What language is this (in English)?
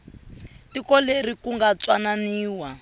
Tsonga